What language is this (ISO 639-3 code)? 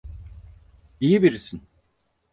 tur